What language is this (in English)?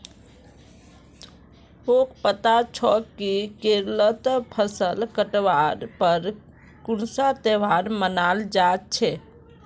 Magahi